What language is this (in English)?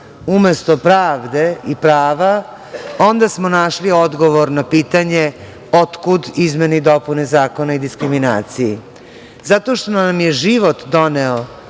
Serbian